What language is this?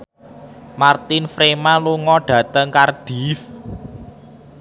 Javanese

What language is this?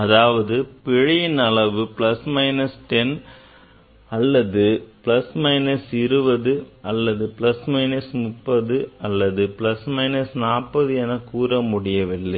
Tamil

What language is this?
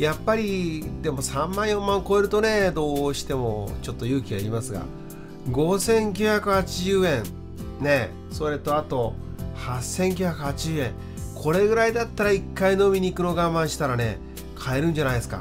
Japanese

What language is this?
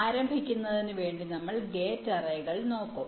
Malayalam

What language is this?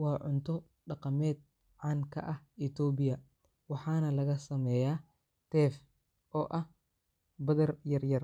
Somali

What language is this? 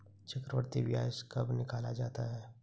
Hindi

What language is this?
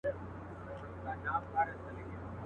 Pashto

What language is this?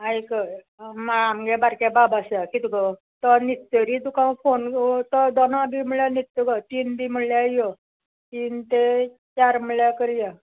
Konkani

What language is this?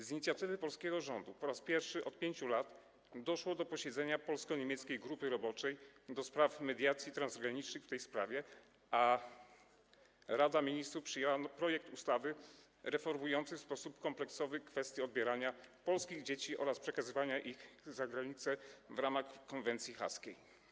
Polish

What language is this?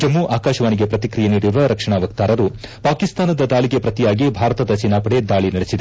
Kannada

